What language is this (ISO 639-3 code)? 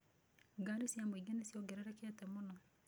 kik